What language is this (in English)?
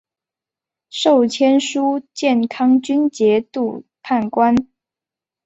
Chinese